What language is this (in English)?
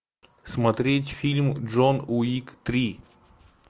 Russian